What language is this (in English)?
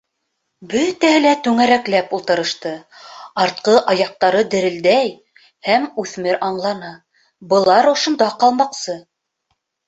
Bashkir